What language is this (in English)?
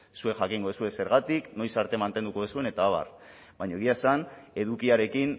Basque